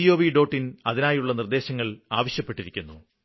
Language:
Malayalam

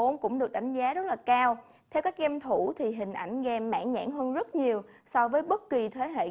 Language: Vietnamese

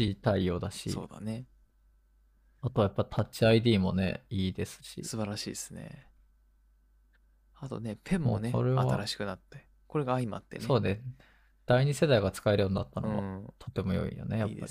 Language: Japanese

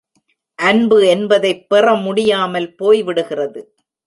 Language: Tamil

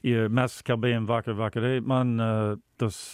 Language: Lithuanian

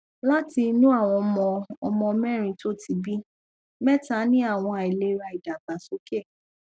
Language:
Yoruba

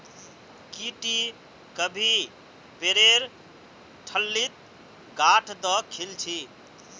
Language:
Magahi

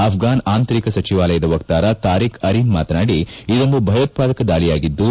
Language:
Kannada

